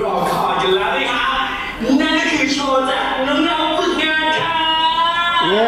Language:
Thai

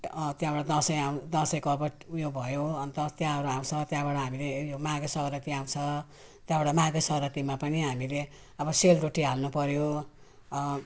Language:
Nepali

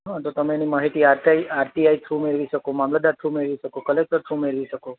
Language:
Gujarati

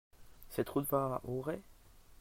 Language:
French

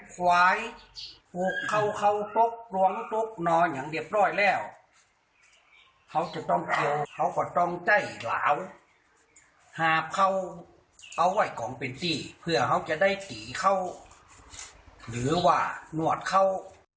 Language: Thai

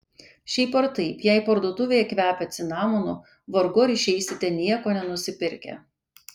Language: Lithuanian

